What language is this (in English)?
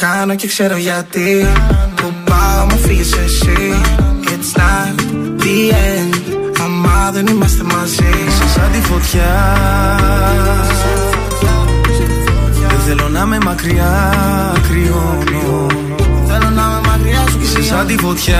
Greek